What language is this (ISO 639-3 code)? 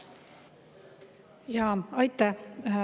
est